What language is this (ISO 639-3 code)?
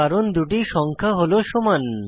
ben